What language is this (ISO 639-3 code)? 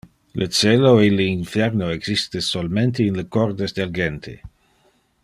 ina